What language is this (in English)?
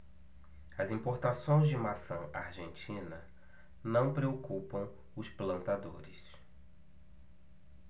Portuguese